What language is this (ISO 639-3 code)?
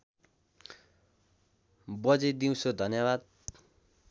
nep